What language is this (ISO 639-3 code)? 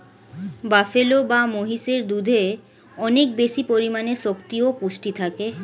ben